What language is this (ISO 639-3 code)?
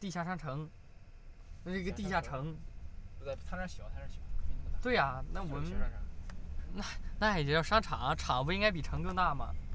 zho